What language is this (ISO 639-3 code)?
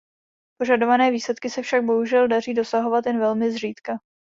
ces